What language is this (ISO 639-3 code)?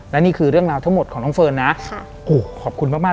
tha